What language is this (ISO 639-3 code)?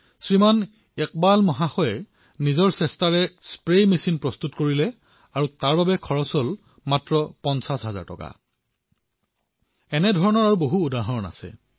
asm